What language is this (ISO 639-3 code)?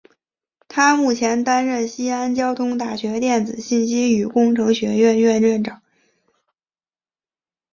zho